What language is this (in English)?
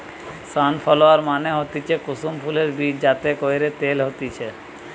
Bangla